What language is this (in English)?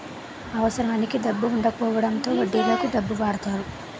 Telugu